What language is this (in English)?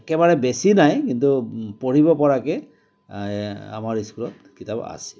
Assamese